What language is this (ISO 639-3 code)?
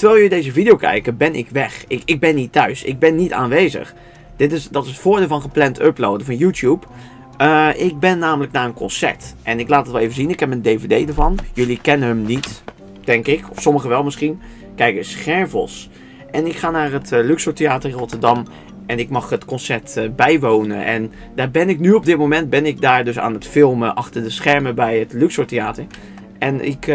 nld